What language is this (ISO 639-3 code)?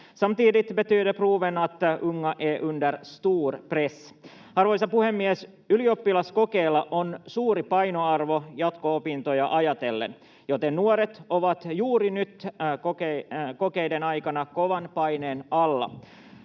fin